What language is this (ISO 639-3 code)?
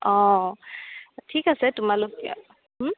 asm